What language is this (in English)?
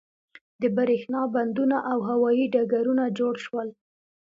Pashto